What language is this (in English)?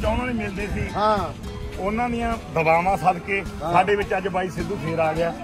Punjabi